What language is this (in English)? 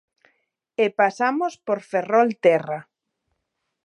Galician